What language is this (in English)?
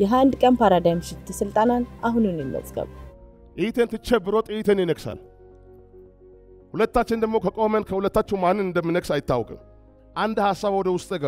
Arabic